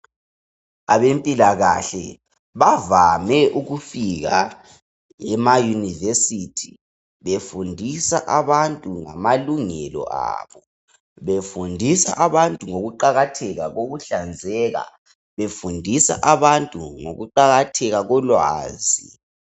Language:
North Ndebele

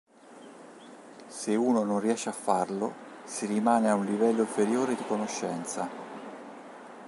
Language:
Italian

